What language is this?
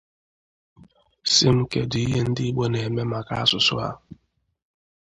Igbo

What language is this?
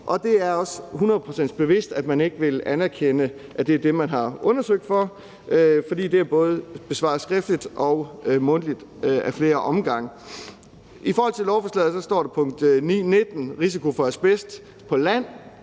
Danish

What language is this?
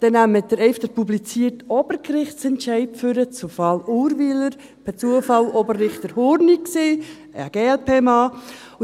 Swiss German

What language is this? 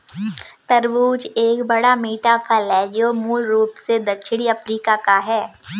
Hindi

